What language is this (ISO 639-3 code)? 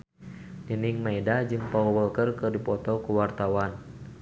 sun